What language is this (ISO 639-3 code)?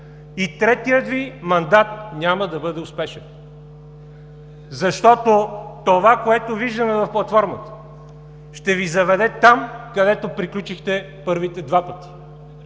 bul